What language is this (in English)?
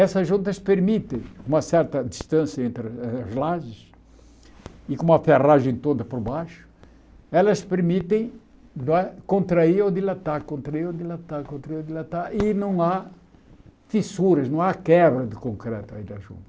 Portuguese